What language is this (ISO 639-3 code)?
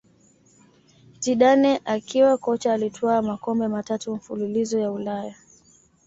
swa